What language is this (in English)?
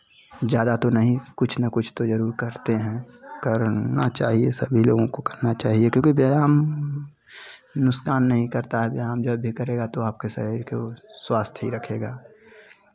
Hindi